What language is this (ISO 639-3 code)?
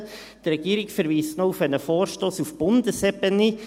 gsw